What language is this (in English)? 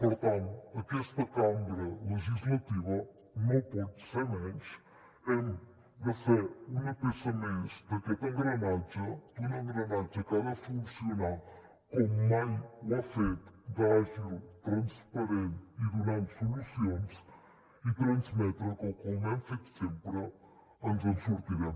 Catalan